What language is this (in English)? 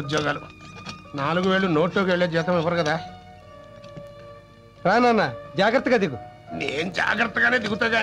Telugu